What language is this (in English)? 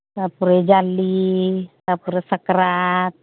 Santali